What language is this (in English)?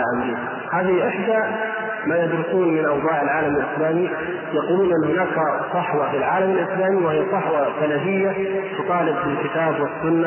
Arabic